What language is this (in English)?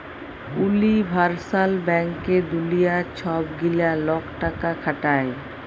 Bangla